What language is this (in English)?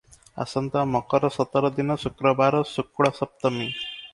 Odia